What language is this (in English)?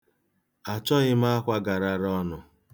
Igbo